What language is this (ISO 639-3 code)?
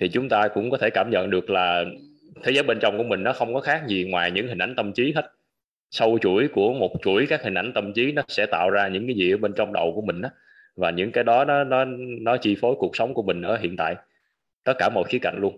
vie